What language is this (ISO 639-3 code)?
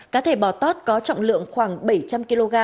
vie